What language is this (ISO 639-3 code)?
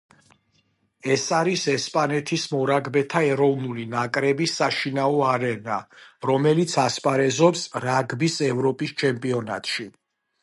kat